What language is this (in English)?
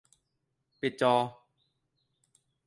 Thai